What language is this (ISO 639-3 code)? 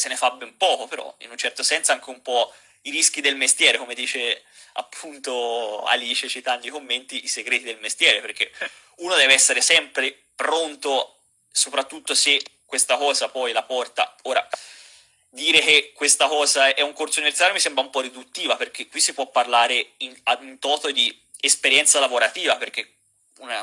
ita